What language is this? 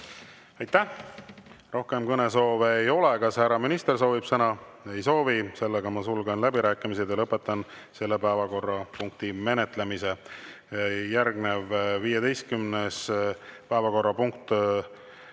Estonian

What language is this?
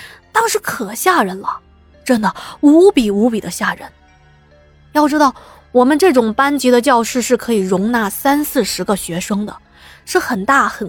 Chinese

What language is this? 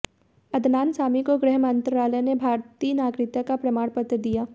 Hindi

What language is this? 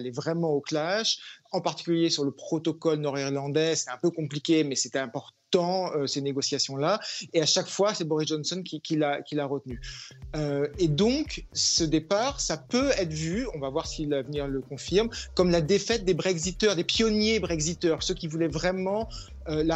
French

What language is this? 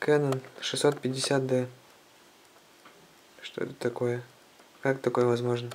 Russian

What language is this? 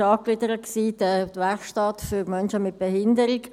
Swiss German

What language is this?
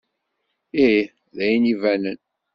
Kabyle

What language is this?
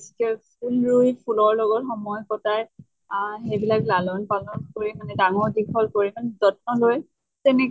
Assamese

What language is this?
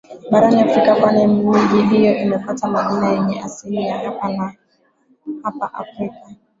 Swahili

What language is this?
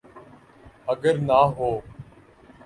Urdu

